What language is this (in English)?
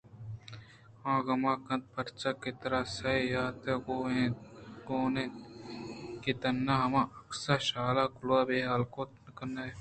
Eastern Balochi